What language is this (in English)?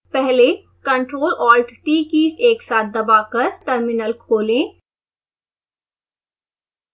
Hindi